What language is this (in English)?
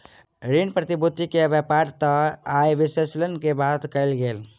Maithili